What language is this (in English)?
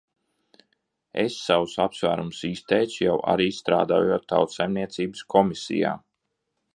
Latvian